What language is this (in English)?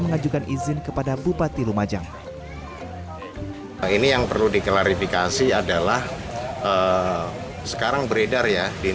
Indonesian